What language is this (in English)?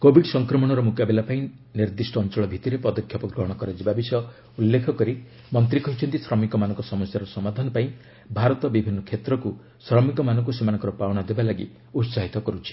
Odia